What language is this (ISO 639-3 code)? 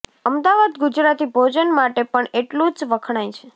guj